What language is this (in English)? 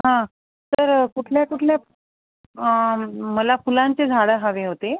Marathi